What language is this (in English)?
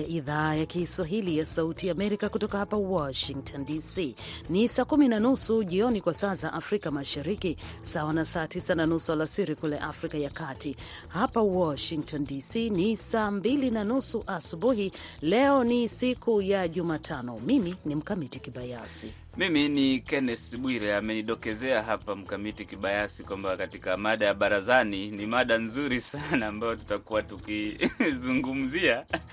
Swahili